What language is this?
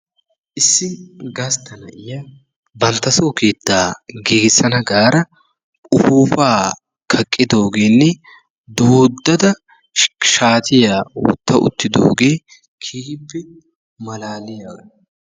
Wolaytta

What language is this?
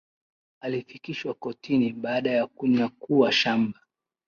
Swahili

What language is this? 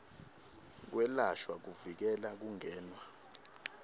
Swati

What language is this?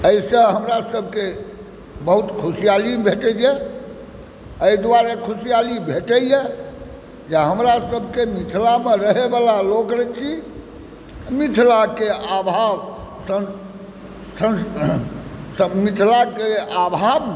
Maithili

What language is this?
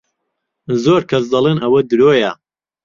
Central Kurdish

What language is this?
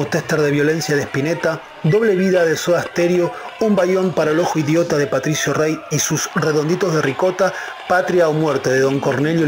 Spanish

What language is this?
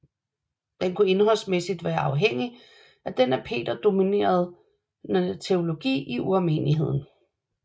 Danish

